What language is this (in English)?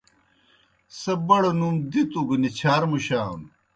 Kohistani Shina